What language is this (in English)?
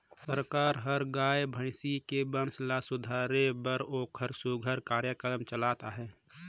Chhattisgarhi